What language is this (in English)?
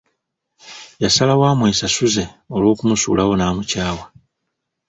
Ganda